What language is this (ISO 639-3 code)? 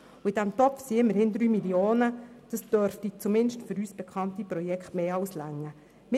gsw